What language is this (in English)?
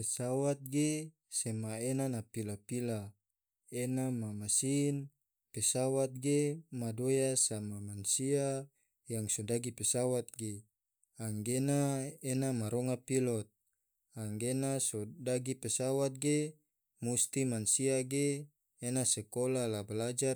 Tidore